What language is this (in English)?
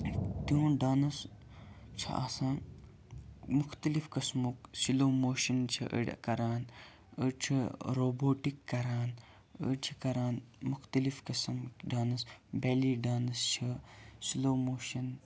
Kashmiri